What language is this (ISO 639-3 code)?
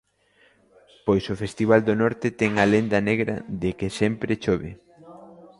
glg